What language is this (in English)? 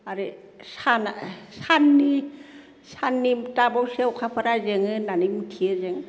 Bodo